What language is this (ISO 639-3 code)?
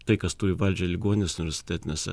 lit